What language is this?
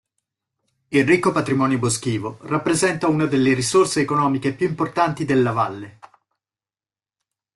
Italian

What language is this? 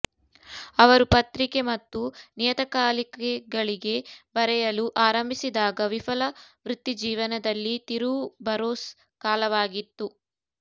Kannada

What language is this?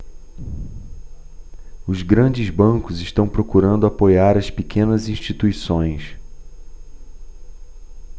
Portuguese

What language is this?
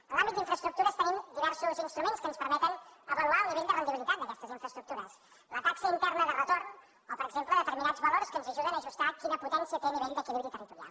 Catalan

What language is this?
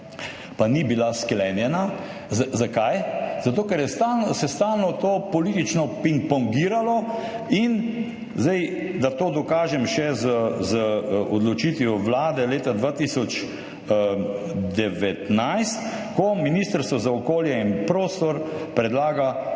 Slovenian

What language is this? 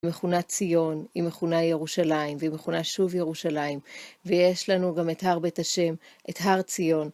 Hebrew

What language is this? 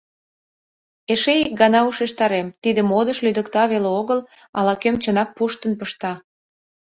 Mari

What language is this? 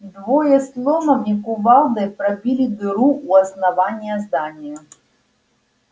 Russian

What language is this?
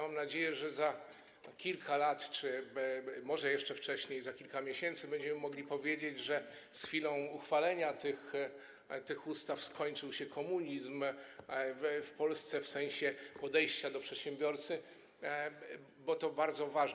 Polish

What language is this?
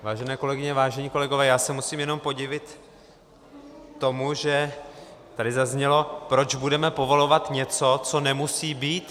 Czech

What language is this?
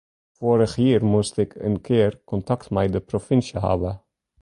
Western Frisian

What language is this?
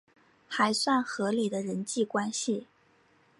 Chinese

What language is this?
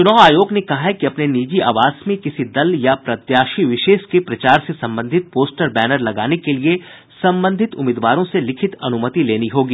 Hindi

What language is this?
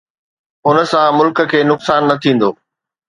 Sindhi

